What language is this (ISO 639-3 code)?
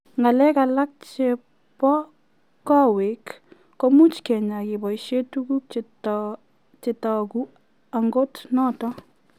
kln